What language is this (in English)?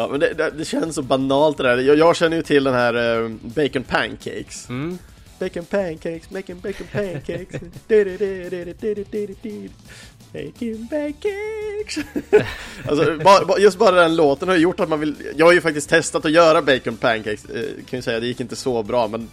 Swedish